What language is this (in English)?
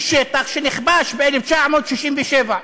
Hebrew